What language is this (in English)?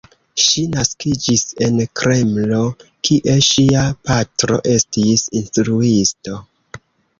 Esperanto